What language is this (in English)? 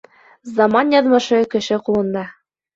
Bashkir